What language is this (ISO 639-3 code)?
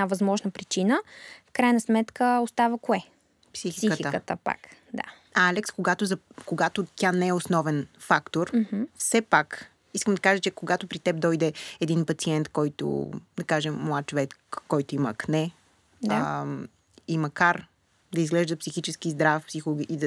bul